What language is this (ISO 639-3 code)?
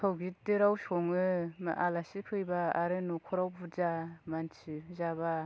brx